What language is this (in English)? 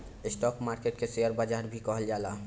Bhojpuri